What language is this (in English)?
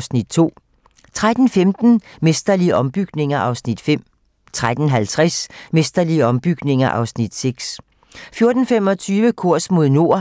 Danish